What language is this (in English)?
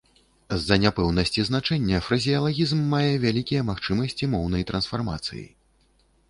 Belarusian